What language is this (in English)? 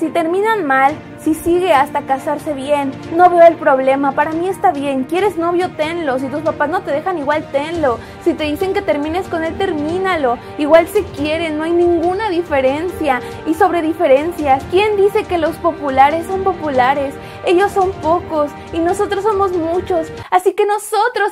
Spanish